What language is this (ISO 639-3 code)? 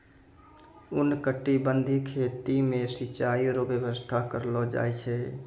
mai